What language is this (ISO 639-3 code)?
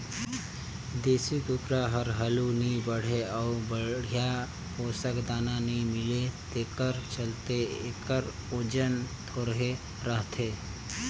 hne